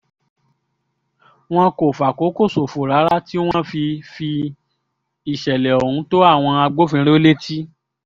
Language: Yoruba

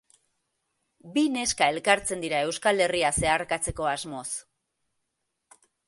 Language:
Basque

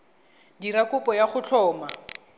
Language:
Tswana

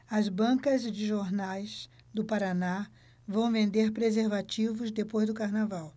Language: Portuguese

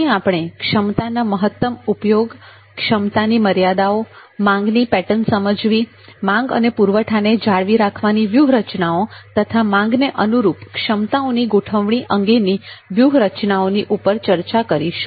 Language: Gujarati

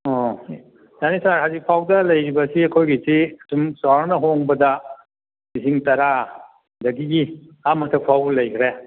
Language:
Manipuri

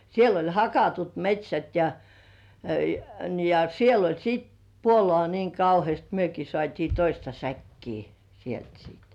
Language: Finnish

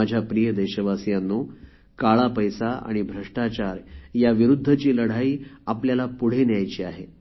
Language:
Marathi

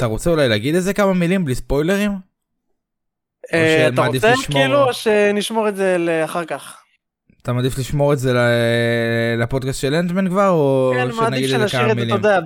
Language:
Hebrew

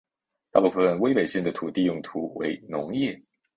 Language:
Chinese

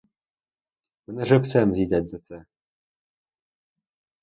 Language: Ukrainian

